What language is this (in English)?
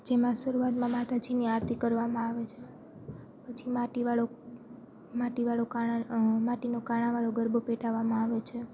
Gujarati